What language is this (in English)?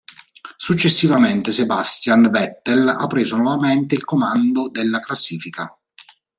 Italian